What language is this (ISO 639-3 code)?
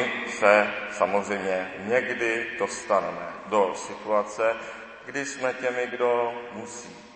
ces